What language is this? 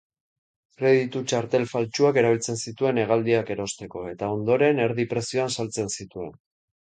Basque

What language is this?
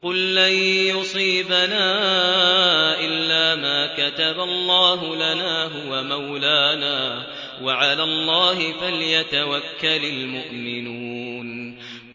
Arabic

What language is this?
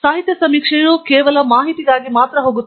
Kannada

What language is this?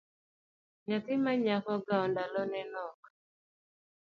Luo (Kenya and Tanzania)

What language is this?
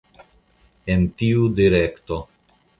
Esperanto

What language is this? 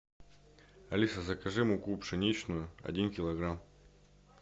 Russian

